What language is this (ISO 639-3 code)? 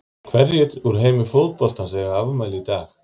isl